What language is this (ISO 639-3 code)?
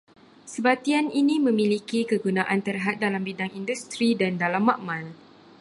msa